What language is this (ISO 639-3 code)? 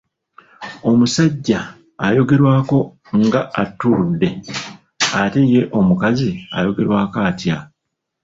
lug